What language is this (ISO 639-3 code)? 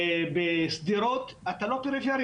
heb